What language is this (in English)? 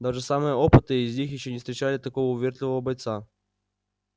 Russian